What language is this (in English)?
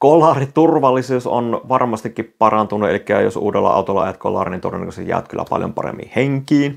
Finnish